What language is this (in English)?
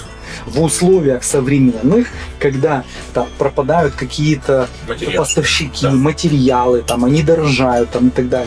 Russian